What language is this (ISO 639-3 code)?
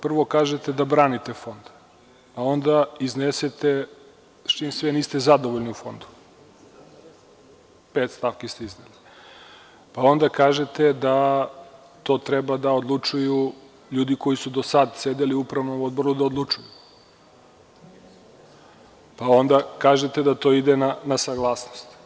srp